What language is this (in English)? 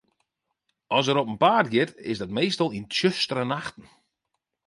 Western Frisian